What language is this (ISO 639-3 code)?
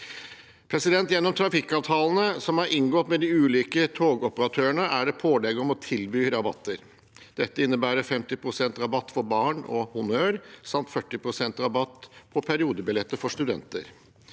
nor